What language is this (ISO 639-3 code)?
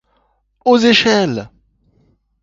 fra